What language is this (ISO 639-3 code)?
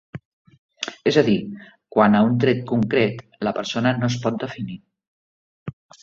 cat